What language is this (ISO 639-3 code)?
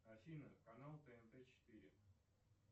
rus